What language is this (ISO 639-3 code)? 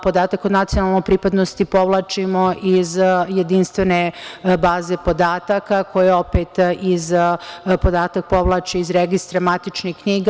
srp